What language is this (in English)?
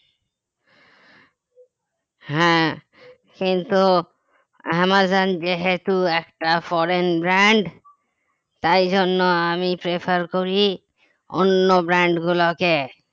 Bangla